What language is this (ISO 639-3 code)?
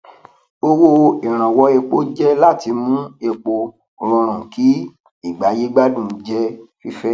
yor